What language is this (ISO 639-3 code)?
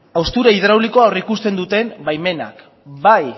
eus